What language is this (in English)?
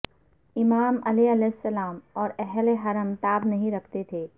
Urdu